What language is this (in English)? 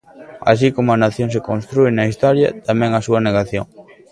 Galician